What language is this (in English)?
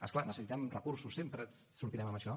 Catalan